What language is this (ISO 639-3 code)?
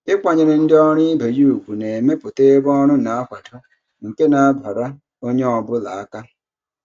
ibo